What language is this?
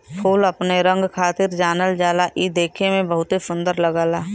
Bhojpuri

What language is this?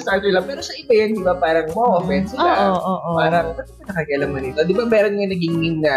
Filipino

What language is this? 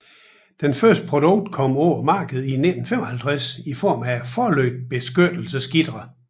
Danish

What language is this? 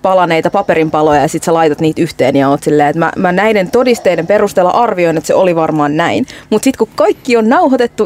Finnish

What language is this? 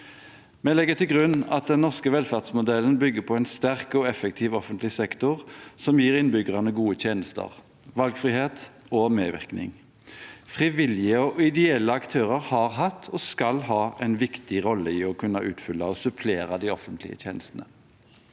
Norwegian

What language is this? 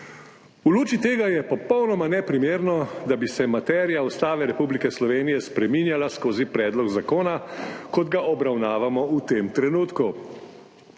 Slovenian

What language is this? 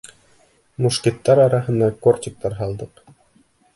Bashkir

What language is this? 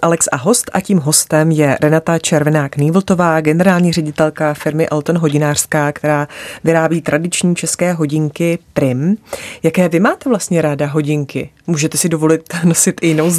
Czech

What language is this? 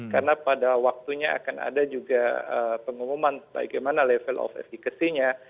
Indonesian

